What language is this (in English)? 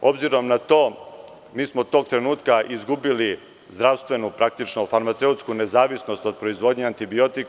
Serbian